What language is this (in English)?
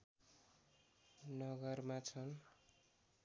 Nepali